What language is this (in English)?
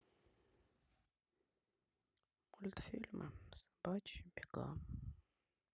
Russian